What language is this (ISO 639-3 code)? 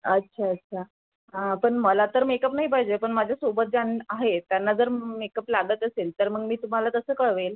mar